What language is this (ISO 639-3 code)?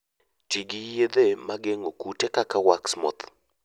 luo